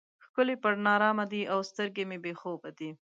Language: Pashto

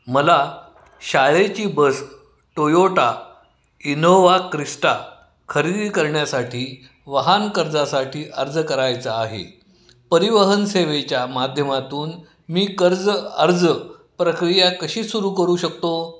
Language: Marathi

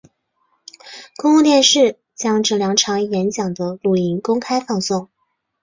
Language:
Chinese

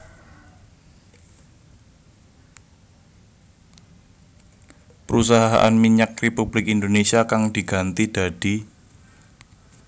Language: Javanese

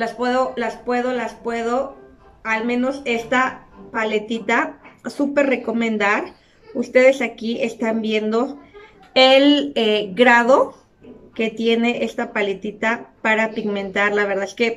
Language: Spanish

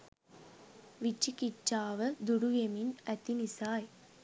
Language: Sinhala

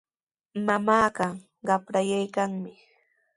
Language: Sihuas Ancash Quechua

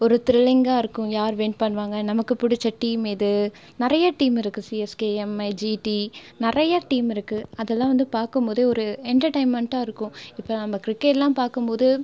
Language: Tamil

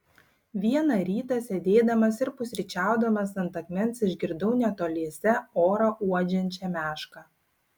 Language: Lithuanian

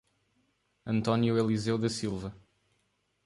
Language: Portuguese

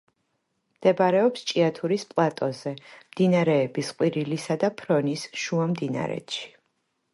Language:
Georgian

